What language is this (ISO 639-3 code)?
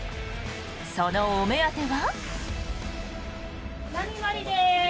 jpn